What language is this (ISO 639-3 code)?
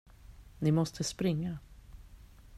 swe